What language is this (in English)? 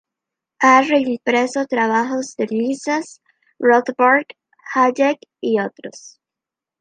Spanish